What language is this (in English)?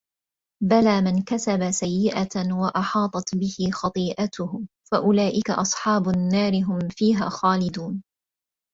Arabic